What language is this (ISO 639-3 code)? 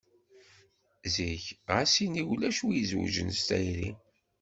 kab